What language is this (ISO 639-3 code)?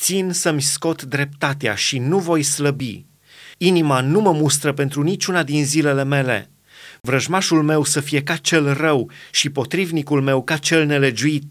ron